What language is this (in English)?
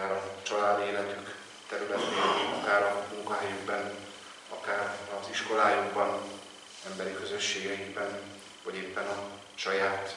Hungarian